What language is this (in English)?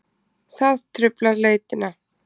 Icelandic